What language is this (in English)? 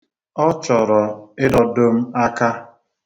Igbo